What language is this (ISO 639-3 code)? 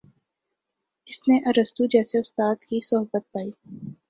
urd